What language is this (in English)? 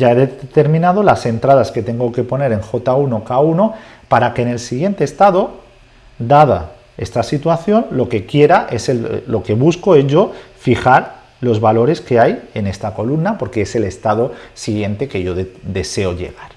Spanish